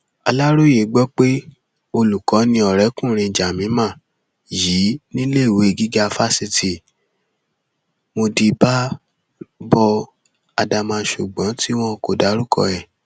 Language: Yoruba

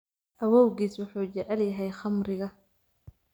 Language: Somali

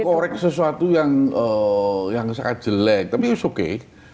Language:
Indonesian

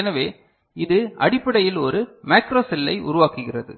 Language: Tamil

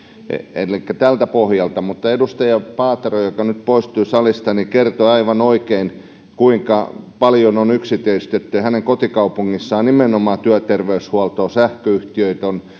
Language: Finnish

